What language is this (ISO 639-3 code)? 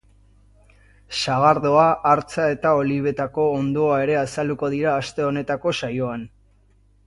eus